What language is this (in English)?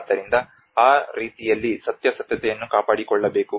Kannada